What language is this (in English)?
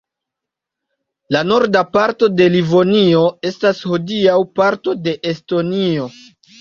Esperanto